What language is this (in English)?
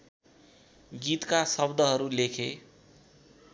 Nepali